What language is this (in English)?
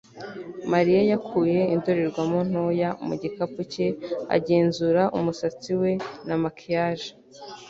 Kinyarwanda